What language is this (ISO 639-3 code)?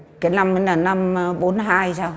vie